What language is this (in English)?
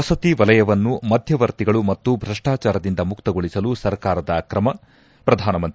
Kannada